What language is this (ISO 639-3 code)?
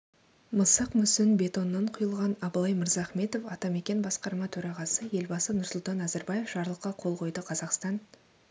kaz